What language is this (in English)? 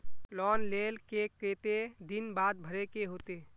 Magahi